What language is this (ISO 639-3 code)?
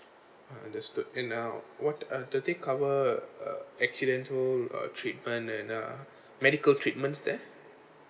eng